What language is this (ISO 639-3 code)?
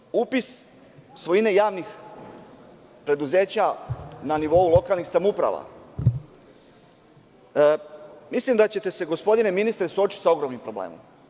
srp